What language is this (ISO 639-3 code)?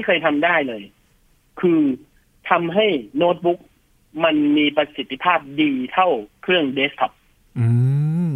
tha